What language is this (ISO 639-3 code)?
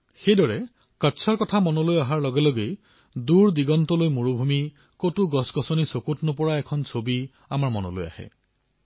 asm